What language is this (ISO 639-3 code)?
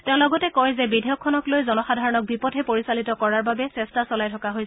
asm